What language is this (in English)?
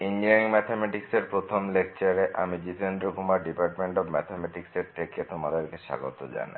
Bangla